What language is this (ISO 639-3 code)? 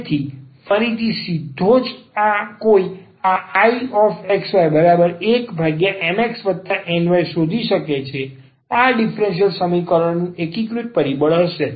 guj